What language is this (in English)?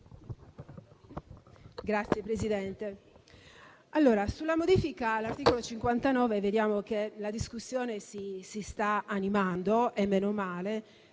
Italian